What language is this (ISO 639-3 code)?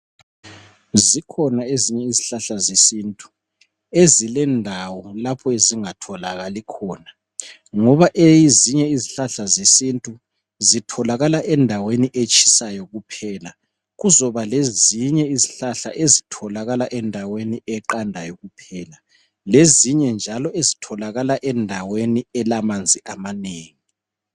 nde